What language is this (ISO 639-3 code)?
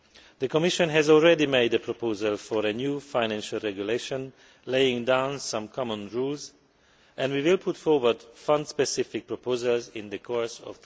eng